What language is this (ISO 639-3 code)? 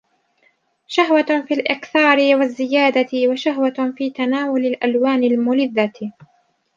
ara